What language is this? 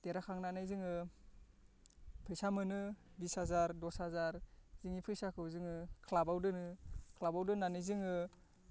Bodo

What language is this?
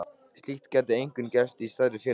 Icelandic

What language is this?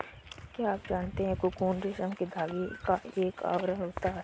Hindi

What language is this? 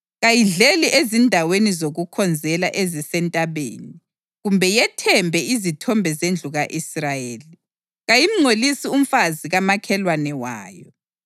North Ndebele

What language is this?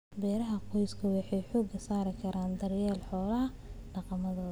Somali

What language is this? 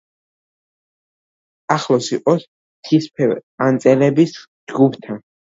Georgian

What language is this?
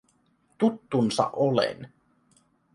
Finnish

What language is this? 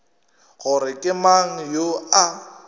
Northern Sotho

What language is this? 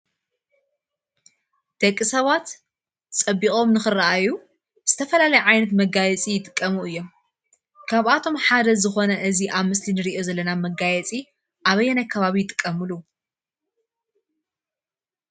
Tigrinya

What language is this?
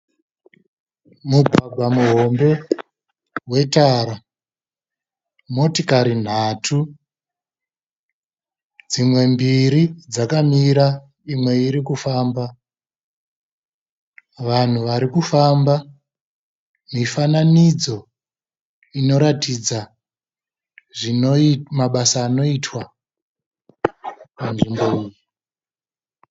Shona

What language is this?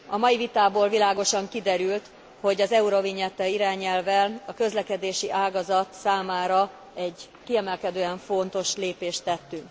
Hungarian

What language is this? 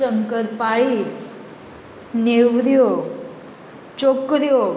Konkani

